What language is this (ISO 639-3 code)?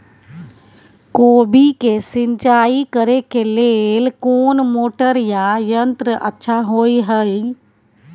mai